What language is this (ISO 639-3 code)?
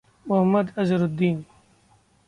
hin